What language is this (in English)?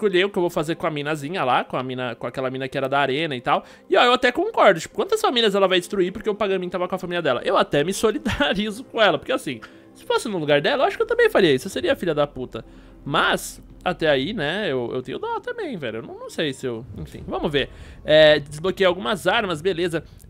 Portuguese